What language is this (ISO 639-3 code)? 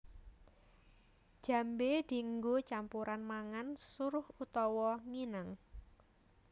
jav